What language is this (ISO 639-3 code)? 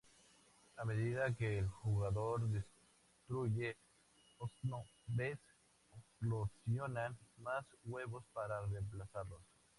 spa